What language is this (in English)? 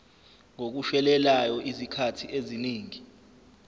Zulu